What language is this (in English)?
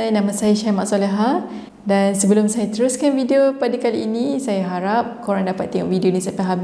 Malay